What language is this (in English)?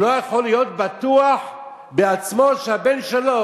Hebrew